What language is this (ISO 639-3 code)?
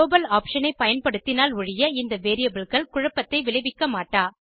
tam